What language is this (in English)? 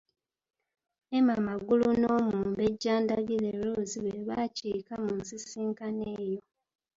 Ganda